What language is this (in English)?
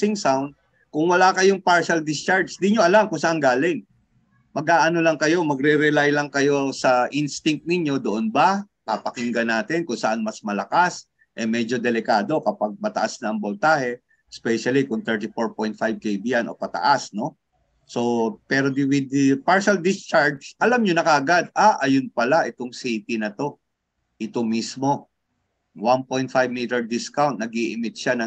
Filipino